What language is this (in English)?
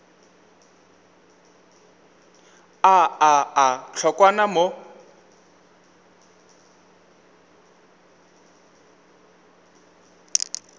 Northern Sotho